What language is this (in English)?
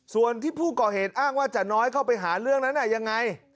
Thai